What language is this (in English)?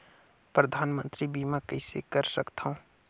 Chhattisgarhi